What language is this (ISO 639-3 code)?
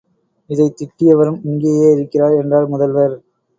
tam